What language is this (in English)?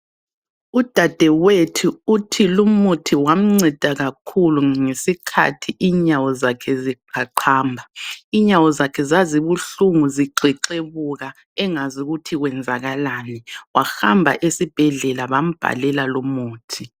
North Ndebele